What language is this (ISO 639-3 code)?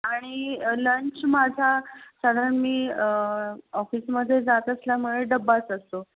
mar